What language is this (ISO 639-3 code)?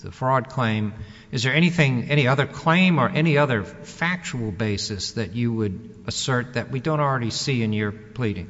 eng